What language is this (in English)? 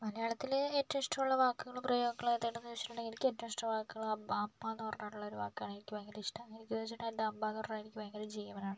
Malayalam